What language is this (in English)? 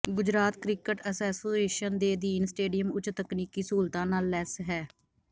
Punjabi